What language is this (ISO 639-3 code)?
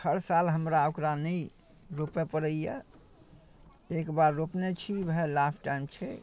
mai